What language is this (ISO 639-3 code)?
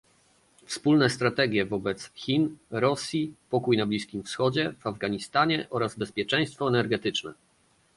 pol